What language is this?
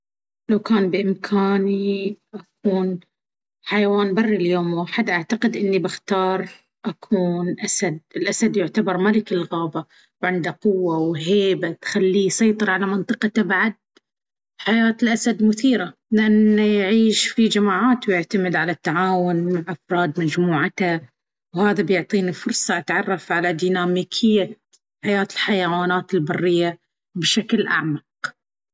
Baharna Arabic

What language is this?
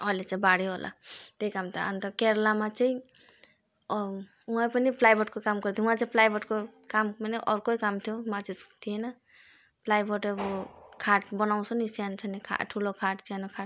Nepali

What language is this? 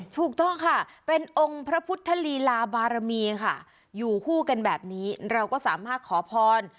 Thai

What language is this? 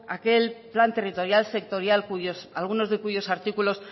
Spanish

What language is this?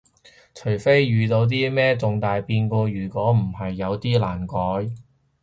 Cantonese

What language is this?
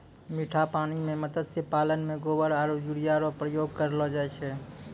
Maithili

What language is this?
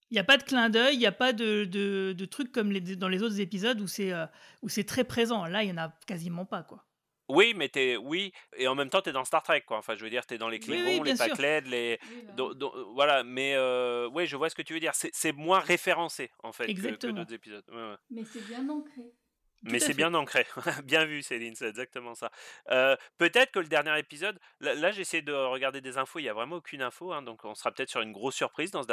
French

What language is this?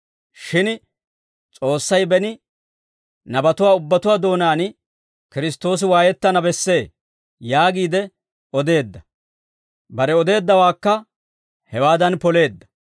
Dawro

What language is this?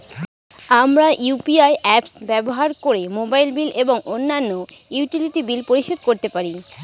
Bangla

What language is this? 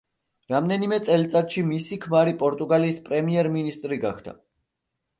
Georgian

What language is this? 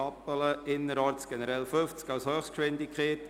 Swiss German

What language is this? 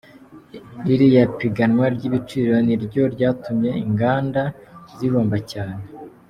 Kinyarwanda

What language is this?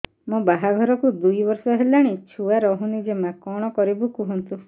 Odia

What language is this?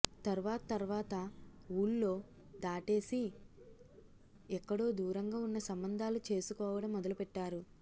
Telugu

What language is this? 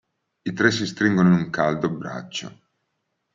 Italian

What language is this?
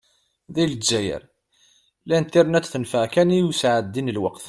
Kabyle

